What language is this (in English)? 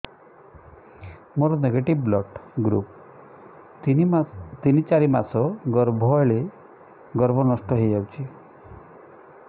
Odia